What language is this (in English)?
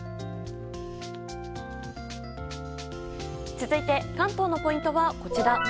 Japanese